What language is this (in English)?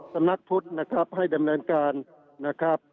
Thai